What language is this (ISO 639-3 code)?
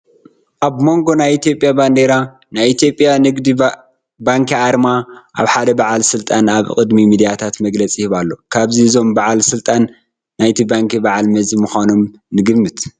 tir